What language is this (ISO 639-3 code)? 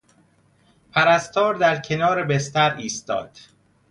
fas